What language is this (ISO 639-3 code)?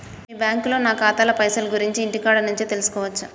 tel